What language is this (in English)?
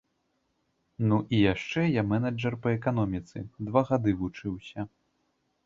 Belarusian